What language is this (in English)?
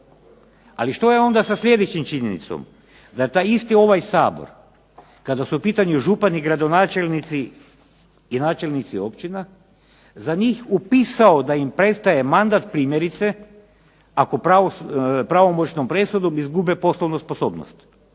Croatian